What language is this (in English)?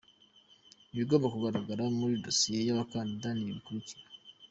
Kinyarwanda